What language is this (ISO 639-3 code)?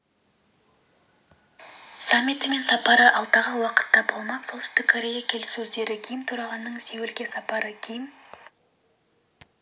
kaz